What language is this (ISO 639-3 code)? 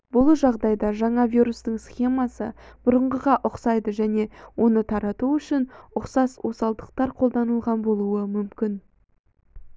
kaz